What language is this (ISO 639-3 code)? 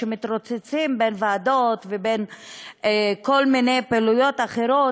heb